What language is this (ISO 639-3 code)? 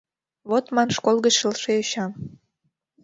chm